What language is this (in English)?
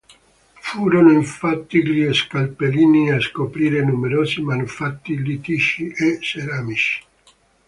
Italian